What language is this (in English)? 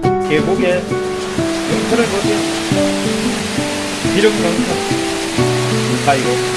Korean